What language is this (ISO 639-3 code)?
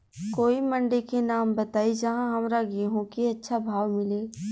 bho